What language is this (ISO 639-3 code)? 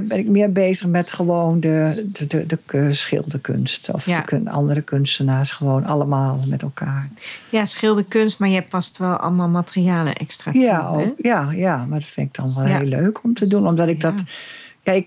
nld